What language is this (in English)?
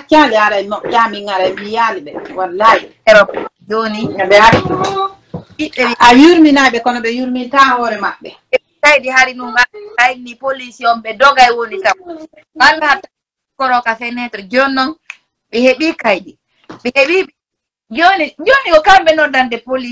Italian